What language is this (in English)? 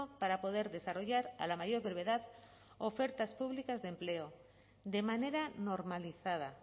Spanish